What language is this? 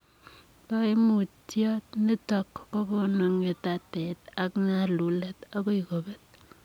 Kalenjin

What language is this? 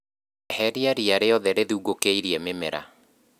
Kikuyu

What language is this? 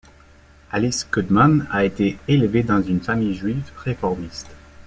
French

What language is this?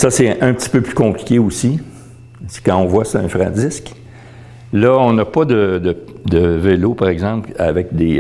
French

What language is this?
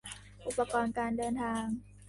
Thai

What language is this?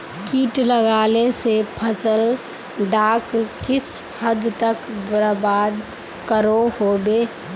Magahi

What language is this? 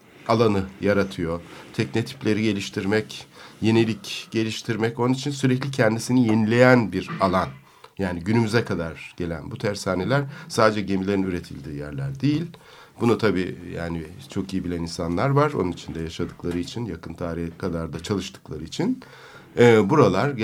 Turkish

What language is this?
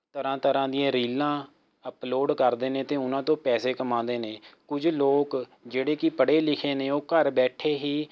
Punjabi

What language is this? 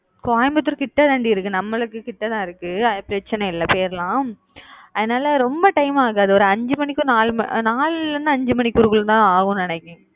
Tamil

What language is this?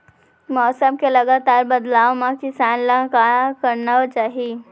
Chhattisgarhi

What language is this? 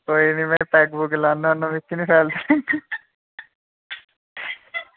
Dogri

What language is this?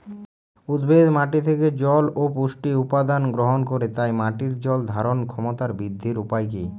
Bangla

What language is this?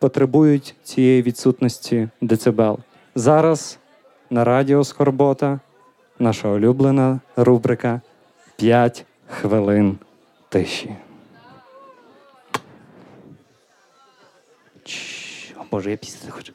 Ukrainian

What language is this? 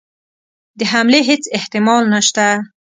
Pashto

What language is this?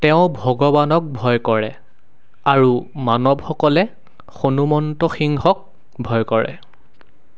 Assamese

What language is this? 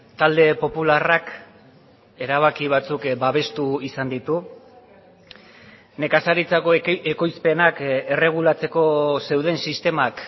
Basque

